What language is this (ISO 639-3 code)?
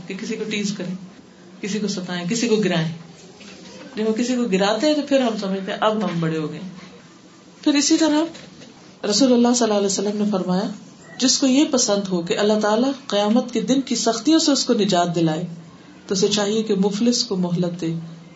urd